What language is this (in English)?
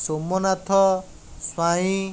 Odia